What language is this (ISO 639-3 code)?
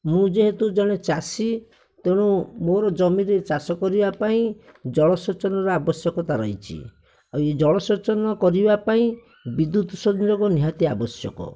ori